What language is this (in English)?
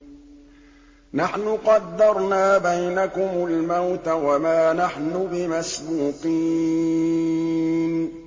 Arabic